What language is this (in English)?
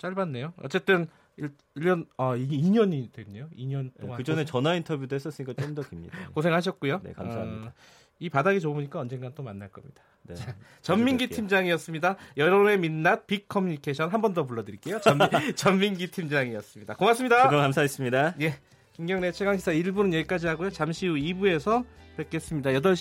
Korean